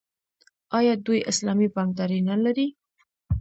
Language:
Pashto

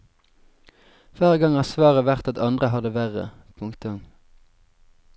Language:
Norwegian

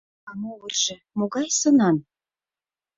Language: Mari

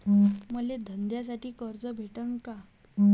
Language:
Marathi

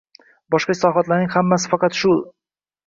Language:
Uzbek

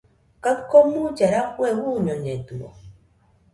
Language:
Nüpode Huitoto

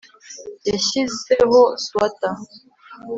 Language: Kinyarwanda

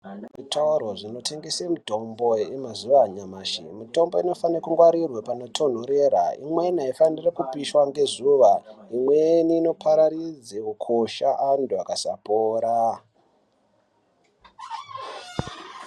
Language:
Ndau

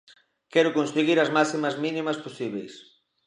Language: Galician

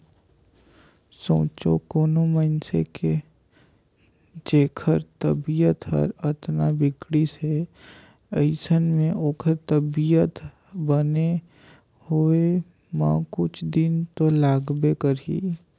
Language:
Chhattisgarhi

